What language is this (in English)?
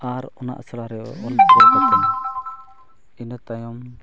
Santali